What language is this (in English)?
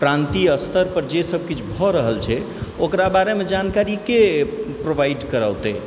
Maithili